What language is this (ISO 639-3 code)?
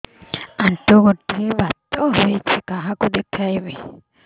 ori